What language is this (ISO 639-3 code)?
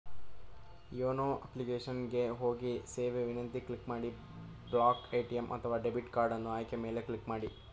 kan